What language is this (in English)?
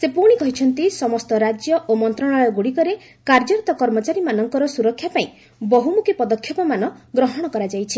Odia